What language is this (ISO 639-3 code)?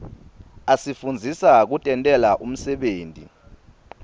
ssw